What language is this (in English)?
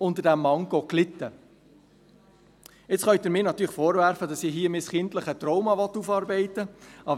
Swiss German